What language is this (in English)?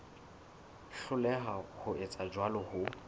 Southern Sotho